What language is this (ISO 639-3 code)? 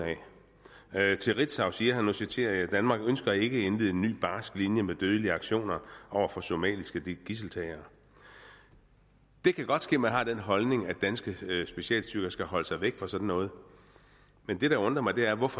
dan